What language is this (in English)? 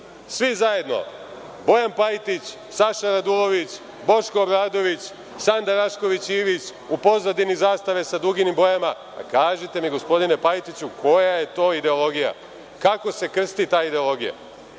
Serbian